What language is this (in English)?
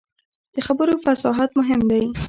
Pashto